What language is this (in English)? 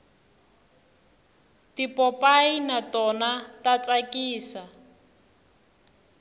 Tsonga